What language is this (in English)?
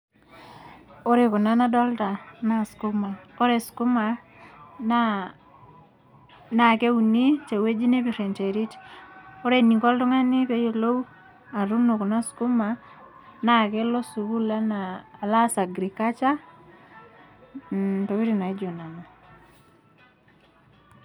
Masai